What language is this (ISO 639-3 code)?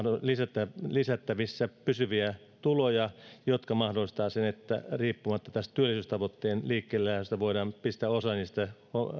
fin